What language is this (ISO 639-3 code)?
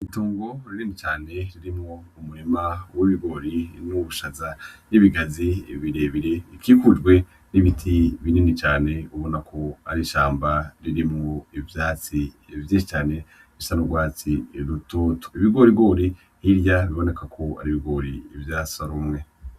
run